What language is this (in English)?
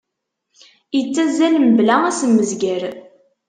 Kabyle